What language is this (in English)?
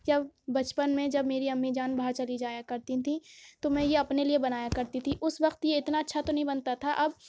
Urdu